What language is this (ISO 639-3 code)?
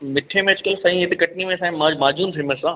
snd